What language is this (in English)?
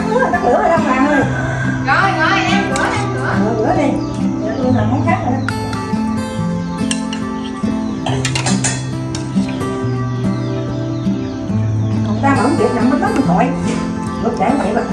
Vietnamese